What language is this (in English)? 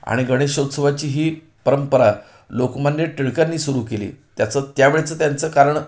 Marathi